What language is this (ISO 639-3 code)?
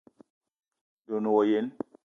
eto